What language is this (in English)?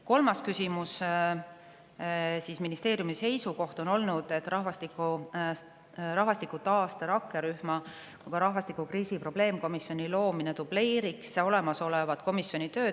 Estonian